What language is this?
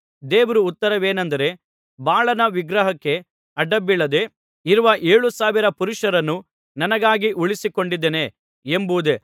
Kannada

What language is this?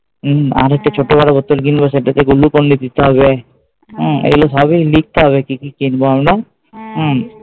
Bangla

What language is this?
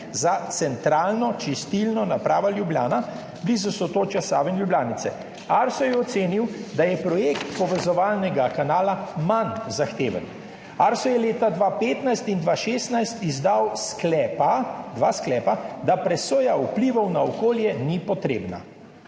Slovenian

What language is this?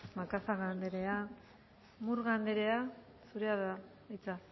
Basque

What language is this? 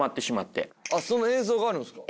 Japanese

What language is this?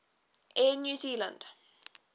English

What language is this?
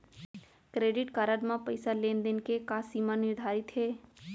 Chhattisgarhi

